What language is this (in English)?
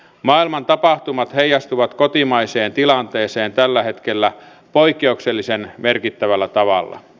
Finnish